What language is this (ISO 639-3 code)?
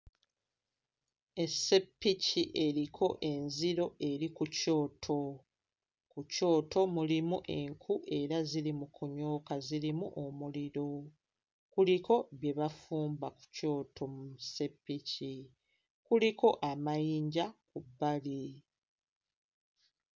lug